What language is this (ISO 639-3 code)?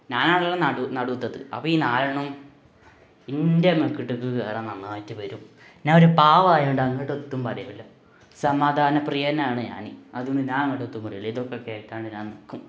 mal